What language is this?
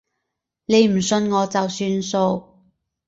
Cantonese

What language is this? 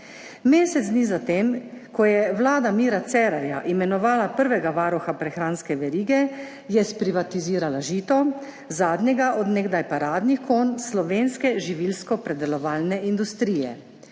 Slovenian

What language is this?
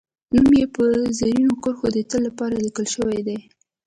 Pashto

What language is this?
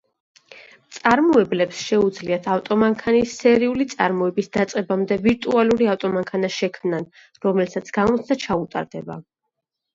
Georgian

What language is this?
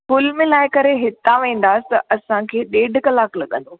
Sindhi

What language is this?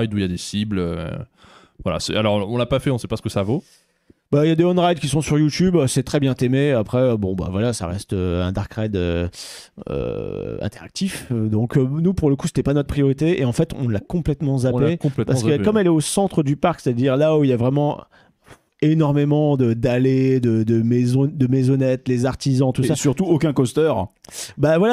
French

